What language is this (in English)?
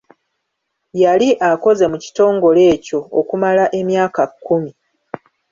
Ganda